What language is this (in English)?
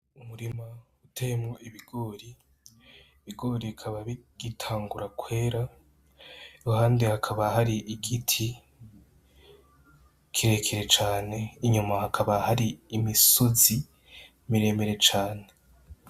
Rundi